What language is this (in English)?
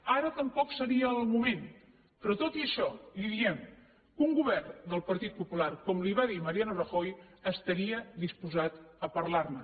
Catalan